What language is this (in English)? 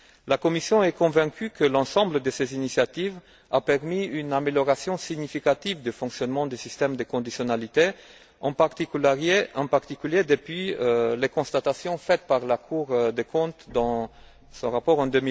French